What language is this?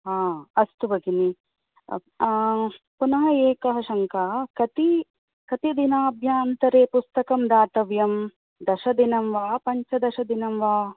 Sanskrit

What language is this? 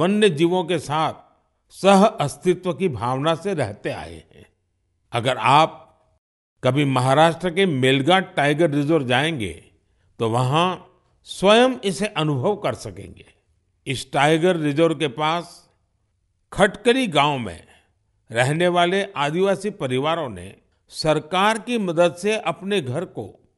Hindi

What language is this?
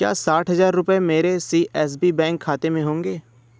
Hindi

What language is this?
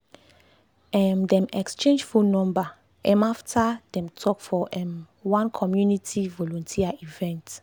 Nigerian Pidgin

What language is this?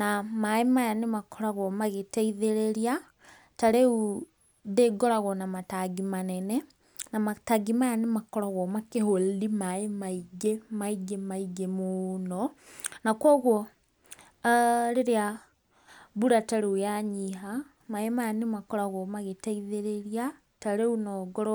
Kikuyu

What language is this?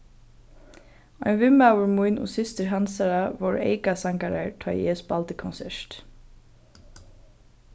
Faroese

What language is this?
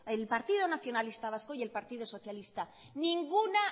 Spanish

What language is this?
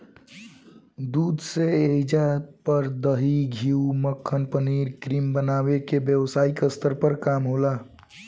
Bhojpuri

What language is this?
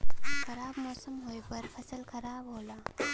Bhojpuri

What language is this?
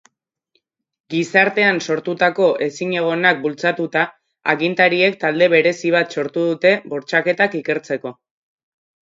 Basque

